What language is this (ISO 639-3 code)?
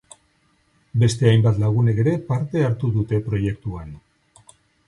eus